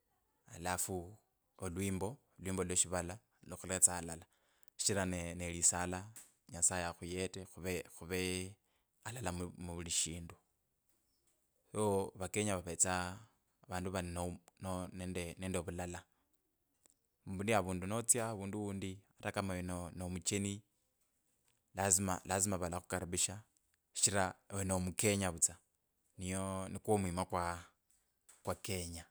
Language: Kabras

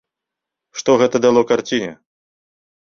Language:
Belarusian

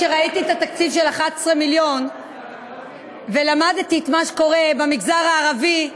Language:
Hebrew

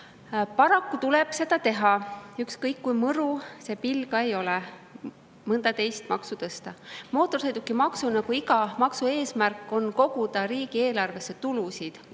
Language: Estonian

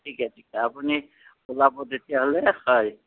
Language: Assamese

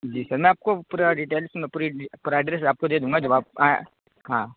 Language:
Urdu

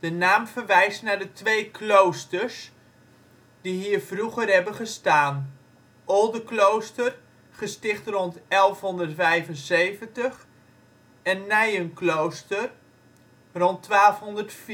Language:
Dutch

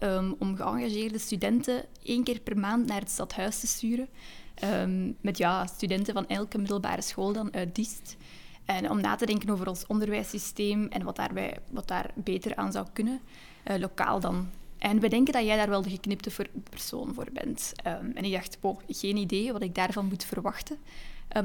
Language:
Dutch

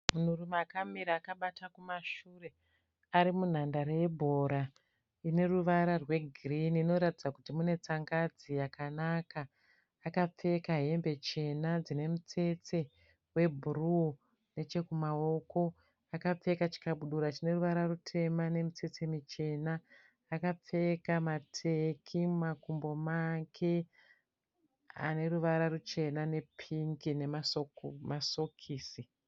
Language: Shona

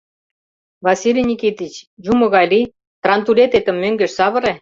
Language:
Mari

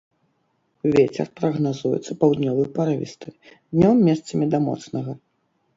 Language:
Belarusian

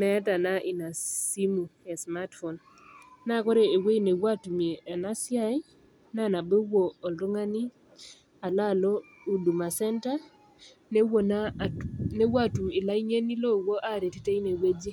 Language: Masai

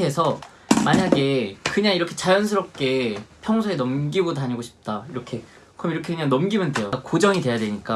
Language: Korean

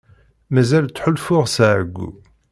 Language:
Kabyle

